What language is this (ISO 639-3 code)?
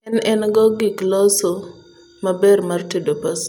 luo